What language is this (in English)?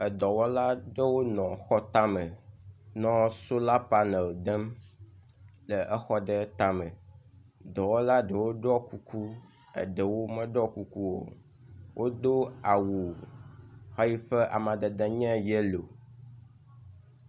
Ewe